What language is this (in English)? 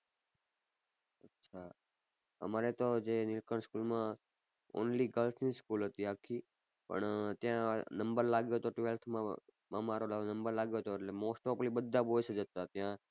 Gujarati